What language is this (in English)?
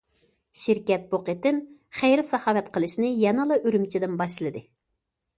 Uyghur